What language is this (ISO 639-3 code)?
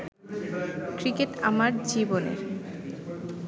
ben